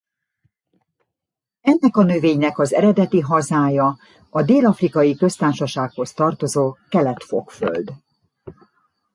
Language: Hungarian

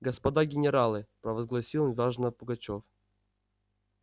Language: Russian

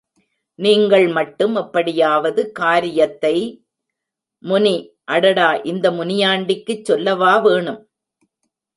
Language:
Tamil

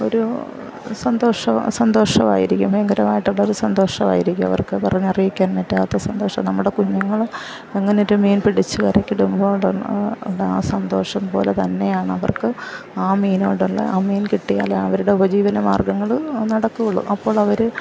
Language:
Malayalam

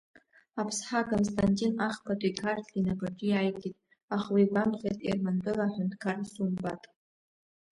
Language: Abkhazian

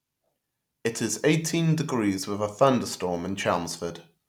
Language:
English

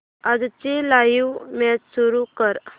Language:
Marathi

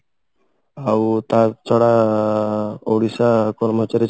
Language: Odia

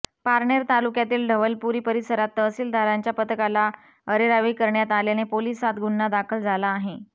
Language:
Marathi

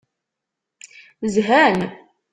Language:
Kabyle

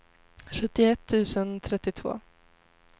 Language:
Swedish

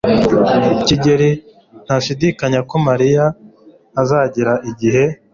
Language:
Kinyarwanda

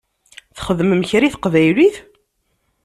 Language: Kabyle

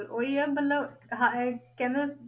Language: Punjabi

